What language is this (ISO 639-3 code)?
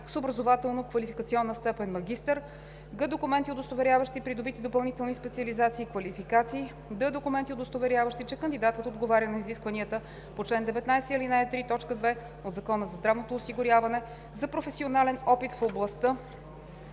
bul